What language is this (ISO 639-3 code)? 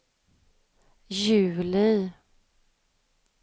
swe